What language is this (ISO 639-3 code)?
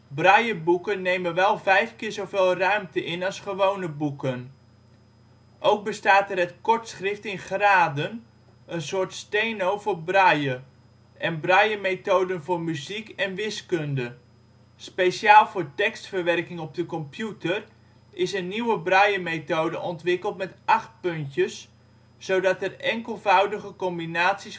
nld